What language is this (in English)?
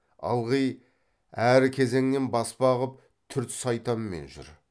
Kazakh